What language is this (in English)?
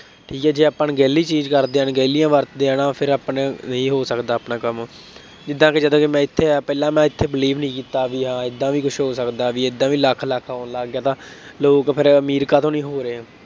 Punjabi